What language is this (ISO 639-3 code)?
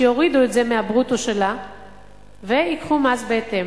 heb